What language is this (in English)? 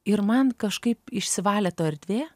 Lithuanian